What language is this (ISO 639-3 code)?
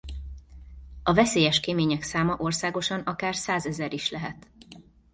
hun